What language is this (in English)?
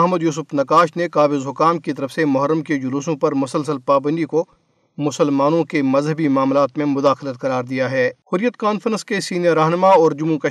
Urdu